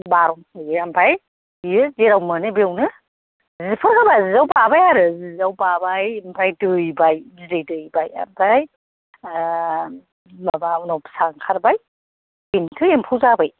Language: Bodo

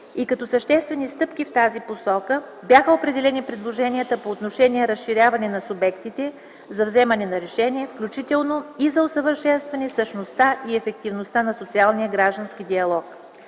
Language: Bulgarian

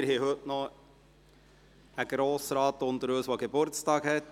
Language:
Swiss German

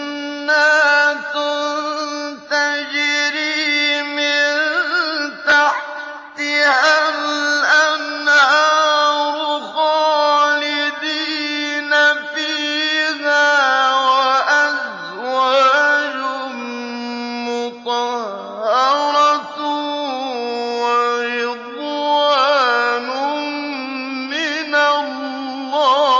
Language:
Arabic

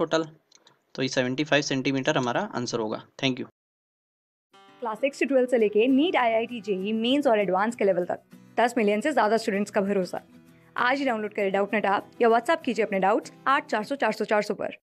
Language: Hindi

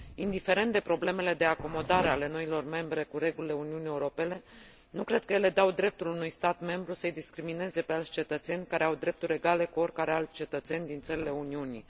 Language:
Romanian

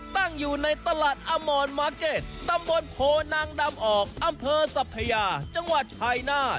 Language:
Thai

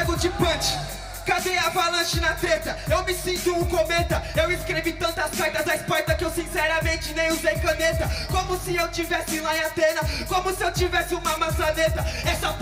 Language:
Portuguese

